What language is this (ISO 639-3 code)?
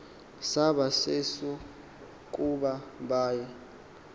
xho